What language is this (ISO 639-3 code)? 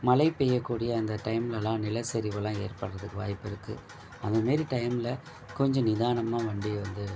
tam